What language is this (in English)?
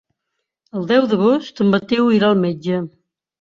Catalan